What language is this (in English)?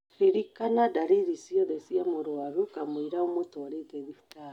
Kikuyu